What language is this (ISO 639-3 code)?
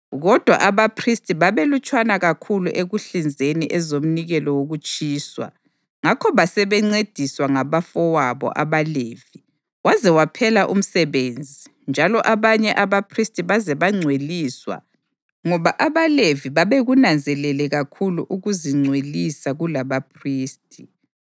nde